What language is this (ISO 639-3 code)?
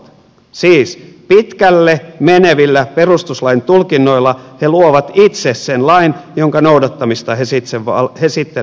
fin